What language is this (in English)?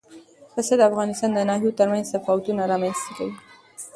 Pashto